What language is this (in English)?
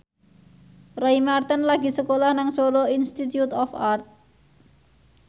Javanese